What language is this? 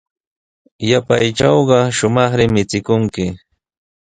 Sihuas Ancash Quechua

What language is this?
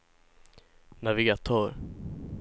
Swedish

